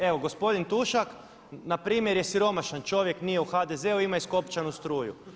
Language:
Croatian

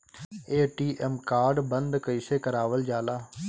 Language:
Bhojpuri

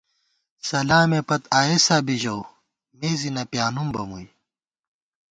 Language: Gawar-Bati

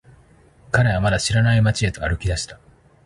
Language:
Japanese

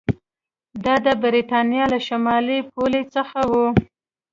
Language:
Pashto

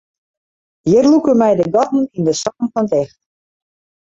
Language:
Western Frisian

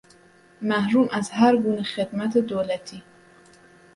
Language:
Persian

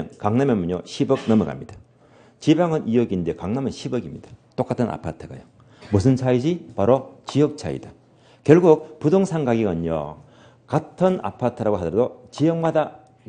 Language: Korean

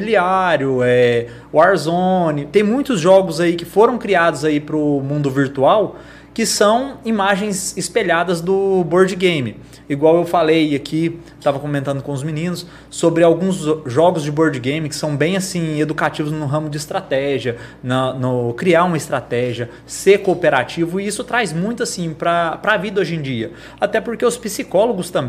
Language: Portuguese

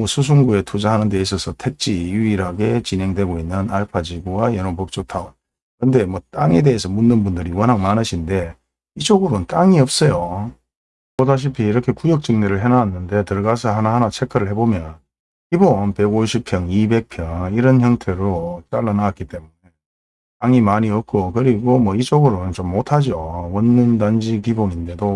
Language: Korean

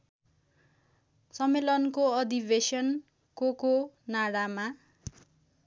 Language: Nepali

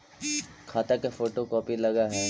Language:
Magahi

